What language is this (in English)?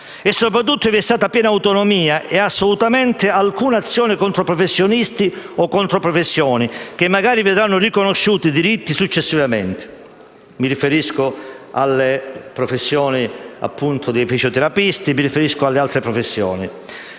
Italian